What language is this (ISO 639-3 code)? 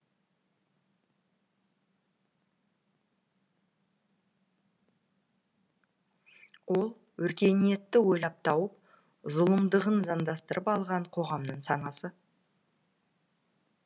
kaz